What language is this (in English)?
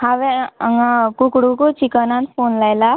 Konkani